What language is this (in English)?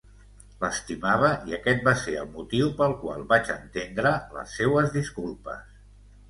Catalan